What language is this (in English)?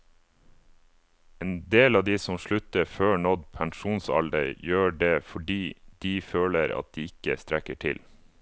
Norwegian